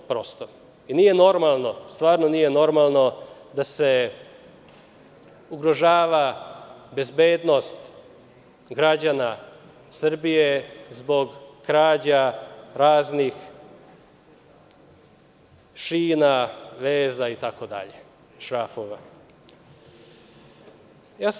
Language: Serbian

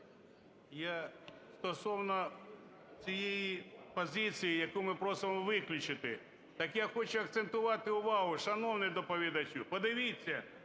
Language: Ukrainian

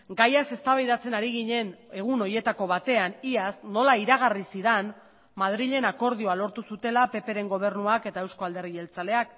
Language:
Basque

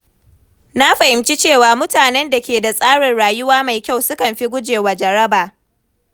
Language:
Hausa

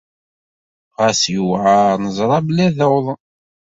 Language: Kabyle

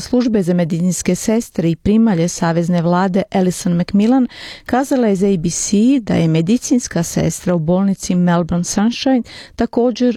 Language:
Croatian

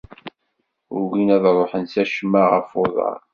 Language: Kabyle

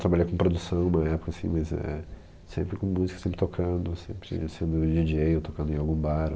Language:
Portuguese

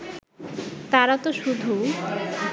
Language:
Bangla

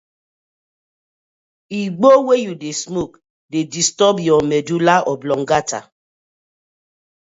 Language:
Nigerian Pidgin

